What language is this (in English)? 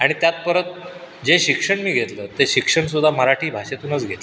Marathi